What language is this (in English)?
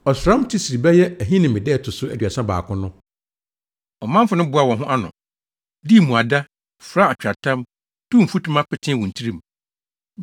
Akan